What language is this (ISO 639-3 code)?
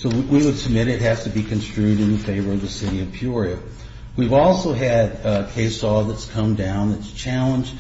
eng